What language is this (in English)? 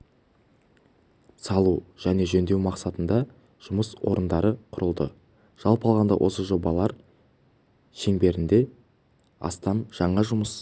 Kazakh